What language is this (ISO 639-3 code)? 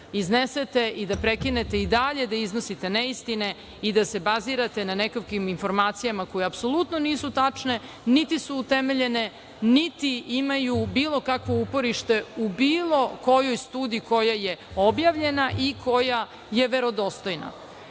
srp